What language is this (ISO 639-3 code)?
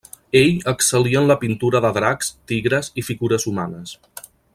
cat